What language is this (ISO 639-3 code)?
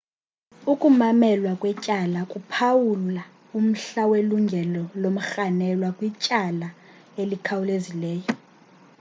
xho